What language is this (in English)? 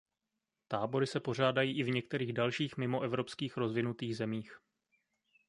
Czech